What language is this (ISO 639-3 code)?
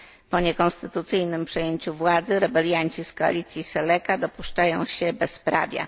pol